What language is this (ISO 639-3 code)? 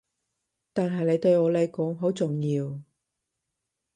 yue